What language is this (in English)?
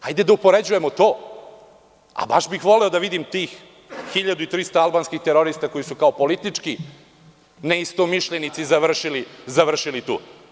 Serbian